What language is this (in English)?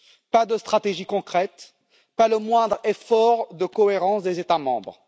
French